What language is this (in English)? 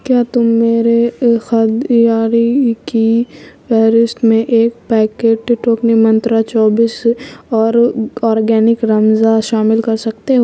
Urdu